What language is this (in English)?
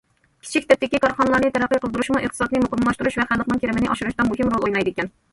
Uyghur